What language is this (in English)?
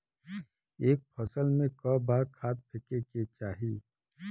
Bhojpuri